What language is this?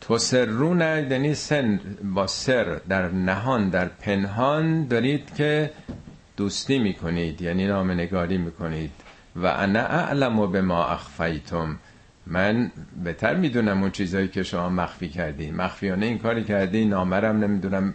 Persian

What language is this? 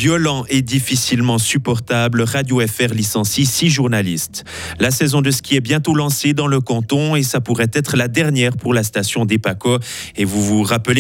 French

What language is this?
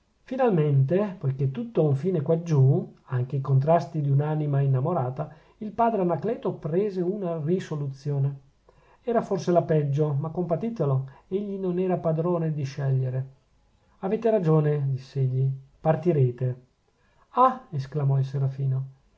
Italian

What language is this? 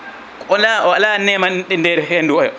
Fula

